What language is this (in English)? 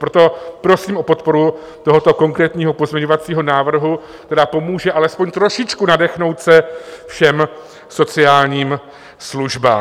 Czech